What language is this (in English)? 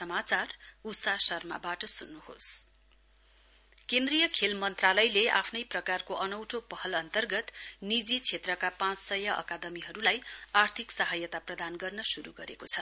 Nepali